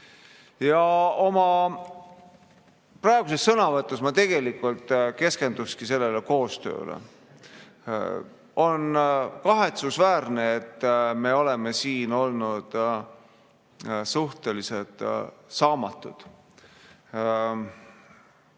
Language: Estonian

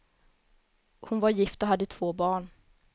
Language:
Swedish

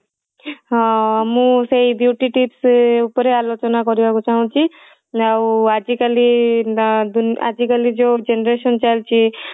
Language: Odia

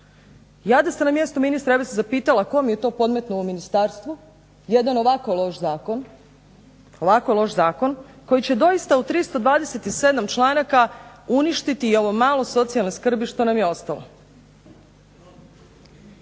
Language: Croatian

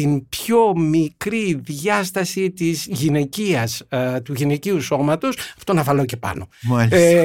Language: Greek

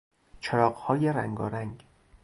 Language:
Persian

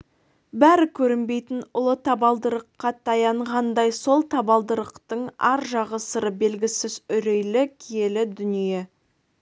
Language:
Kazakh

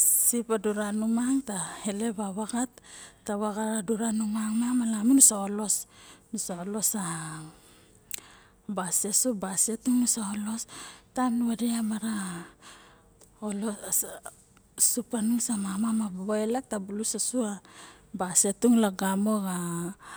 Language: Barok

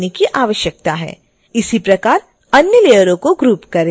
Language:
Hindi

